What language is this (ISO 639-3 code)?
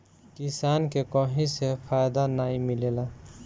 bho